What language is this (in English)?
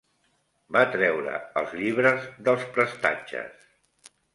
Catalan